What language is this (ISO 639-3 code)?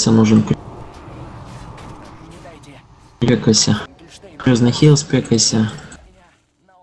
rus